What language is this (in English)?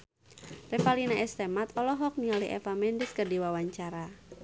Sundanese